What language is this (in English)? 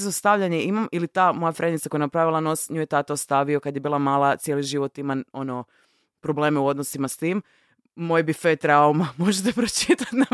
Croatian